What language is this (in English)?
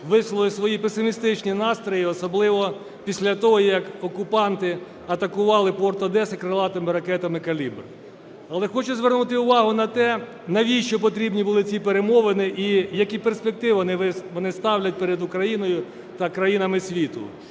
Ukrainian